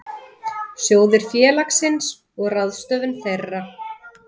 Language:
Icelandic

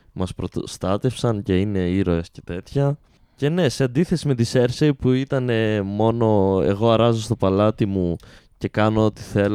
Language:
Greek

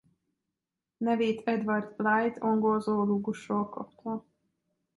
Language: Hungarian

